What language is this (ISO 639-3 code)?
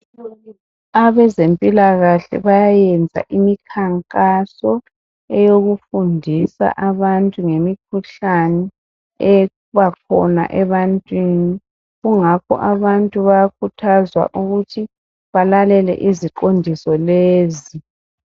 nde